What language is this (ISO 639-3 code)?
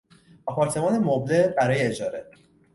fas